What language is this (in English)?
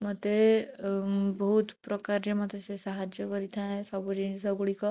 Odia